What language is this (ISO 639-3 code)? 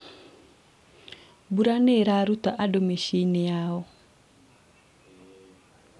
kik